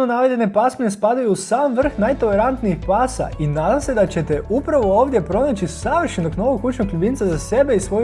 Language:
Croatian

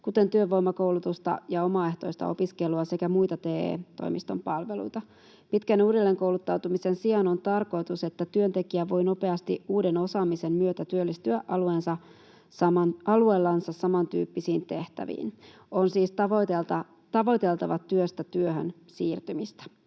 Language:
Finnish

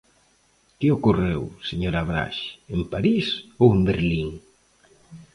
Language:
Galician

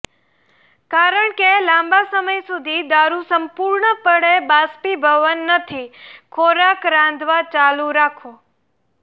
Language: Gujarati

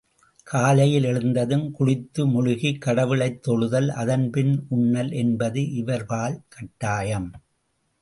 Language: Tamil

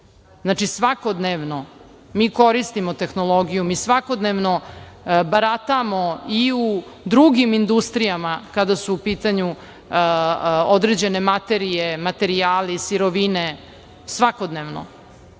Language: Serbian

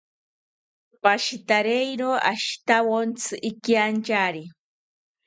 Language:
South Ucayali Ashéninka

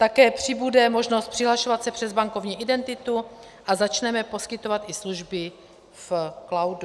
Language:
Czech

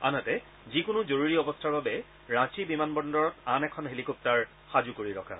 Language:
Assamese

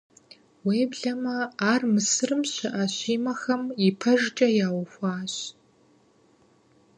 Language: Kabardian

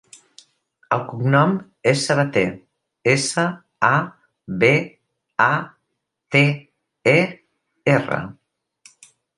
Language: Catalan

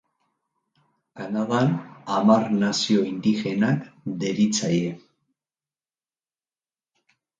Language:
Basque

